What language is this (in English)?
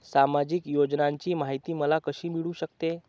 Marathi